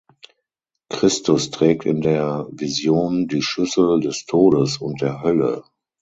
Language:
German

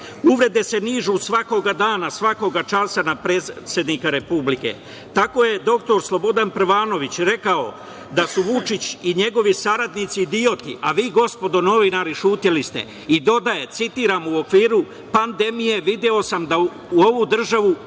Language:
Serbian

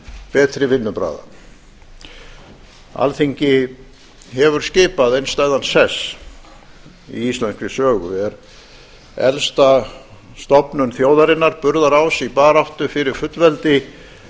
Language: Icelandic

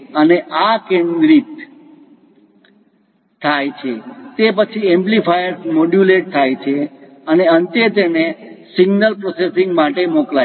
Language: Gujarati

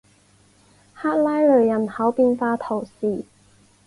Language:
Chinese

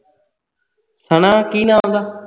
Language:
Punjabi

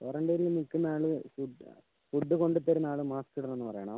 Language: Malayalam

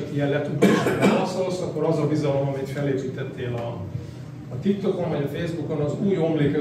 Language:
Hungarian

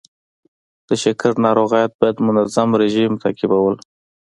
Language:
Pashto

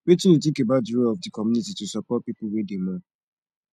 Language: Nigerian Pidgin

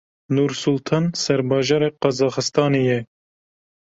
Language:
Kurdish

